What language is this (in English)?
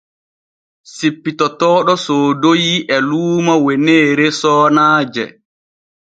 Borgu Fulfulde